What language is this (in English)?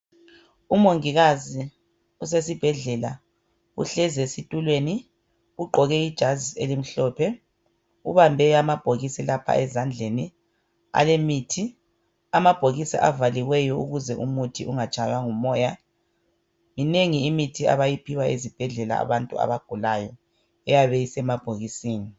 North Ndebele